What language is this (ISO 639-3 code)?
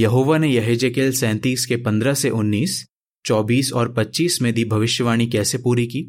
hin